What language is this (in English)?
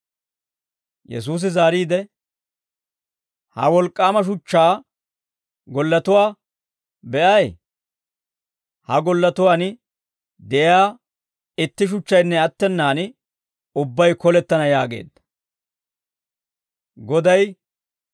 Dawro